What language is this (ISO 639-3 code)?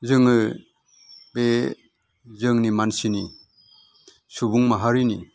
brx